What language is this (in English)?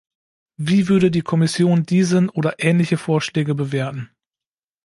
German